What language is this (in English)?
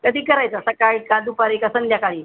Marathi